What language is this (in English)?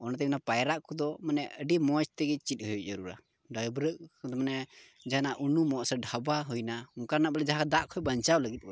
Santali